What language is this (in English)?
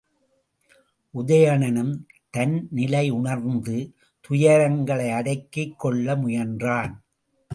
Tamil